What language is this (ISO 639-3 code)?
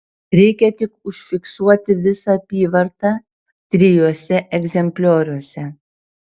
lit